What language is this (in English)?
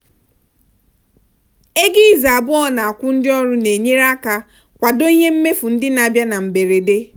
Igbo